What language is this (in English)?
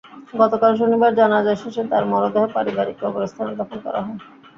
Bangla